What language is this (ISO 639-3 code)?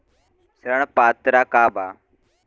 bho